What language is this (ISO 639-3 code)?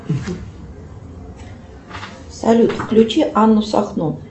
rus